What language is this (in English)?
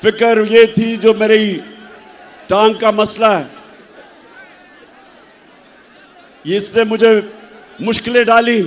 Hindi